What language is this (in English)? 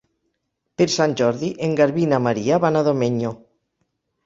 Catalan